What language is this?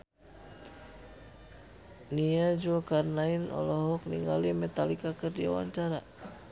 Sundanese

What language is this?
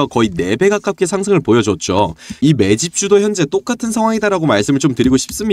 Korean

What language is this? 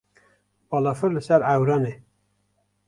Kurdish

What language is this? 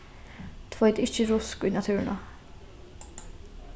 Faroese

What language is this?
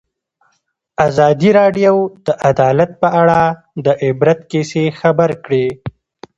Pashto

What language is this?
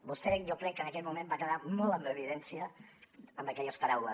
Catalan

